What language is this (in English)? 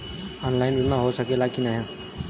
Bhojpuri